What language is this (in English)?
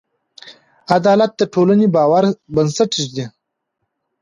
Pashto